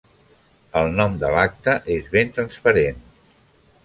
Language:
Catalan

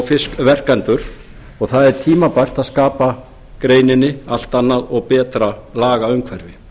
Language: Icelandic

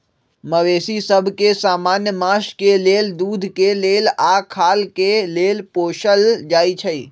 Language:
Magahi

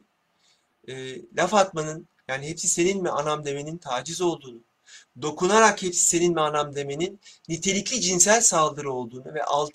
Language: Turkish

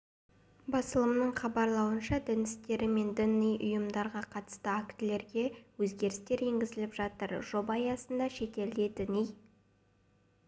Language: Kazakh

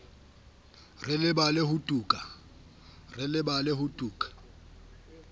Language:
Southern Sotho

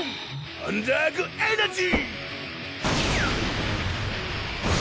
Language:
Japanese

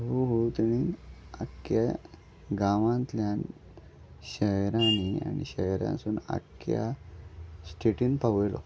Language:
Konkani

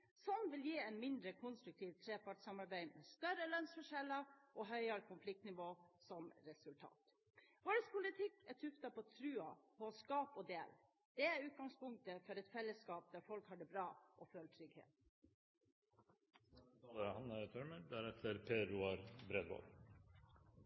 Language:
Norwegian Bokmål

